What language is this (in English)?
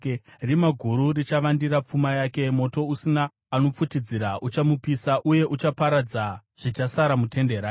Shona